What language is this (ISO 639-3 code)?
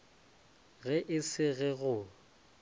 nso